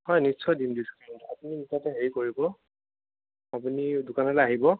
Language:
Assamese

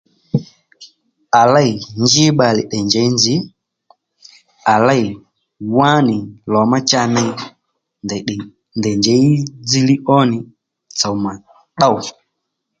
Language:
Lendu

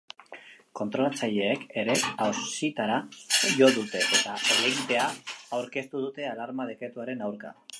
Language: Basque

